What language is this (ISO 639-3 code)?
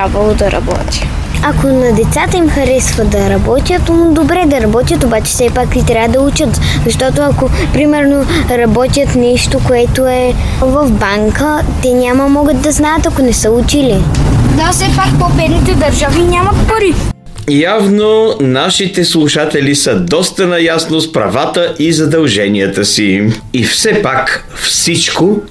bul